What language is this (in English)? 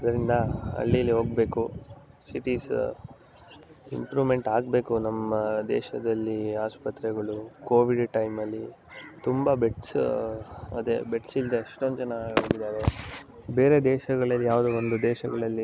Kannada